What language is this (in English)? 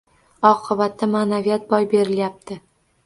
Uzbek